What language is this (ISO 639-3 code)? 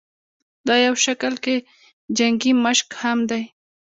pus